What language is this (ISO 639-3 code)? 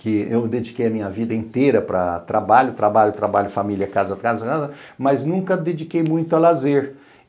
por